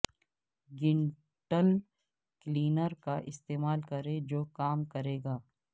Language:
Urdu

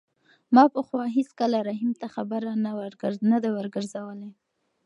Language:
Pashto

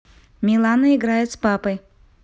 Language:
Russian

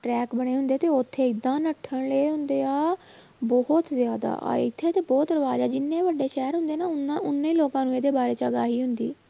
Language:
Punjabi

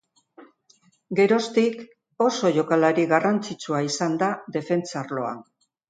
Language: Basque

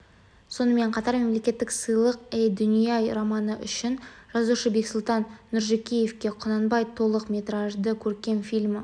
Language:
Kazakh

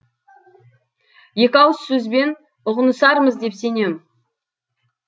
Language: Kazakh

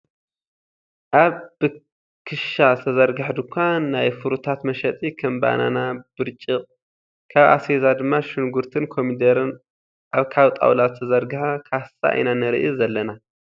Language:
Tigrinya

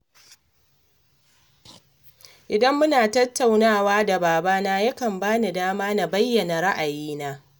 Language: Hausa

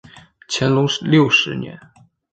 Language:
Chinese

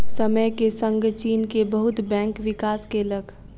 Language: Maithili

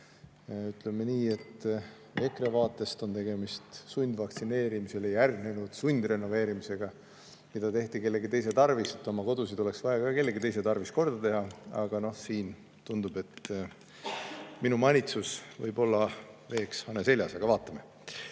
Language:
Estonian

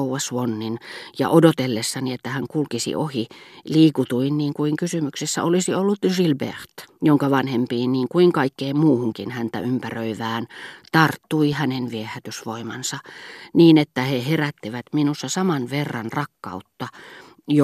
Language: Finnish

